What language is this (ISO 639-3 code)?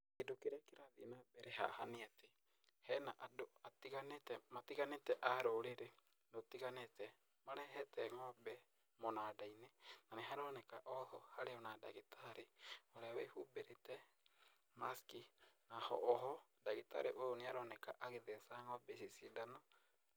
kik